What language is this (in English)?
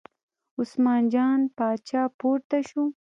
Pashto